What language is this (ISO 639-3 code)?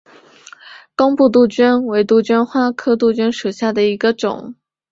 zho